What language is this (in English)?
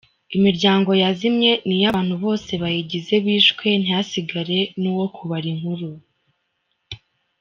Kinyarwanda